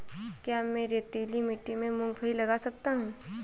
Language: Hindi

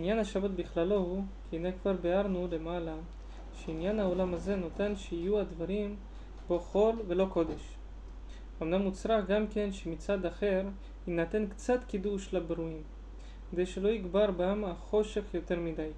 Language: Hebrew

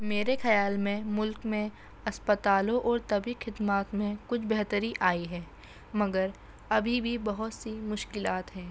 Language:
Urdu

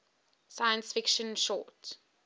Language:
English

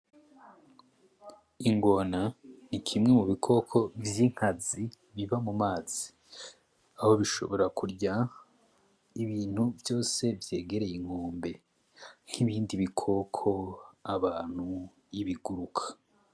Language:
Rundi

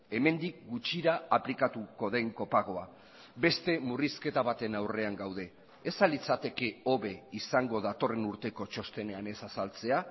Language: Basque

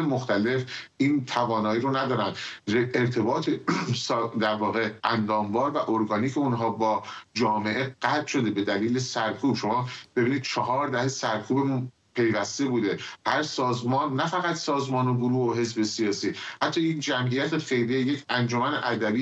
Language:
Persian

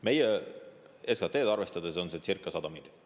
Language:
Estonian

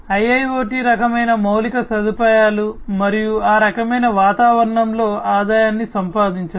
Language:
Telugu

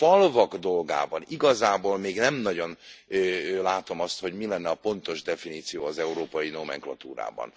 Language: Hungarian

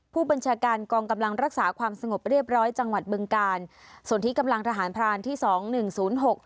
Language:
Thai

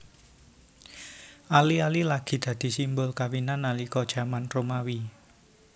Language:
Javanese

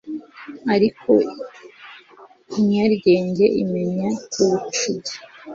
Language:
Kinyarwanda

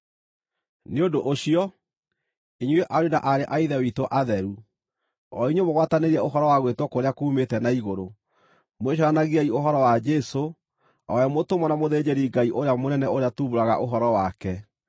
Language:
Kikuyu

